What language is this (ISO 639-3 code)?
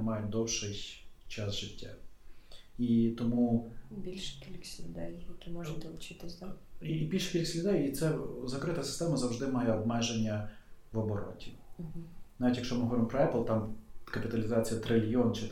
ukr